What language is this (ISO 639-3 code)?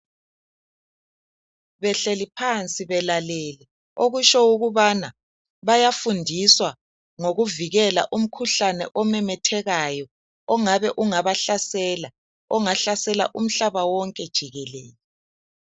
nde